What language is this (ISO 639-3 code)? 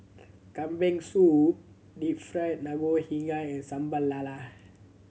eng